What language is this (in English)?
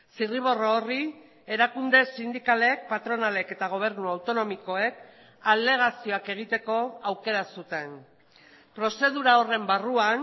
Basque